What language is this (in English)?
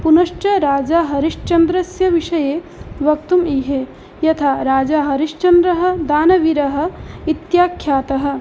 Sanskrit